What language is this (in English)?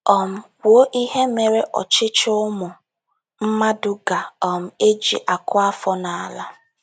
Igbo